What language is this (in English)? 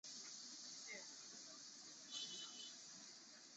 Chinese